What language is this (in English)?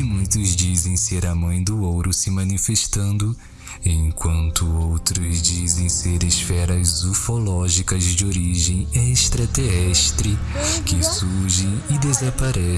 Portuguese